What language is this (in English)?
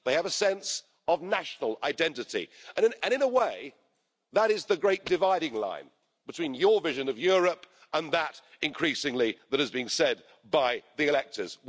English